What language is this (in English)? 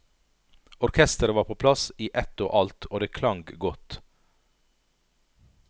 Norwegian